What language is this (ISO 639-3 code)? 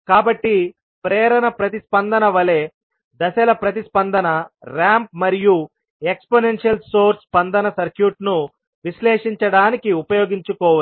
tel